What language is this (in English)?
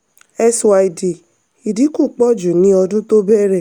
Yoruba